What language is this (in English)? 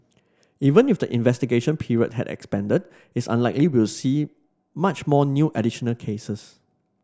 English